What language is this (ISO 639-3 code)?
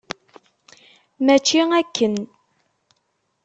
kab